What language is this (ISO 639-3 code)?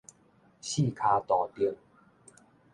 nan